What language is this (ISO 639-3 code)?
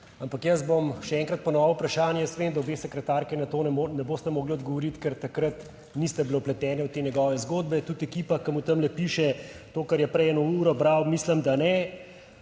slv